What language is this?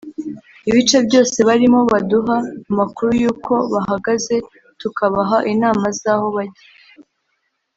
Kinyarwanda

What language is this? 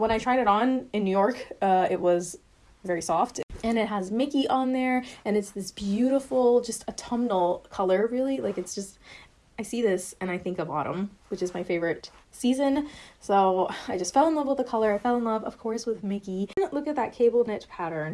English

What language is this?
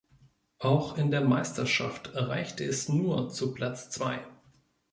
German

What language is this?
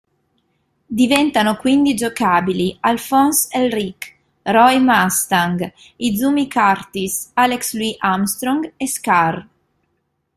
Italian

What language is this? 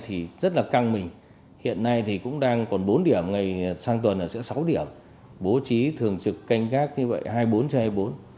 Vietnamese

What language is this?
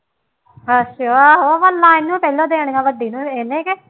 Punjabi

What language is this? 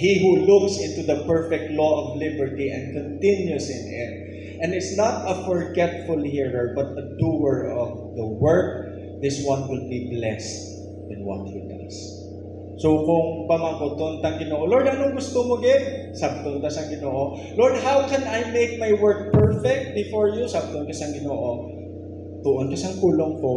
Filipino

